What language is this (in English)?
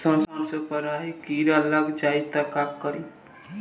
Bhojpuri